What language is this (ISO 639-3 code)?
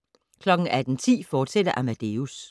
dan